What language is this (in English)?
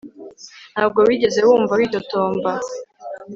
Kinyarwanda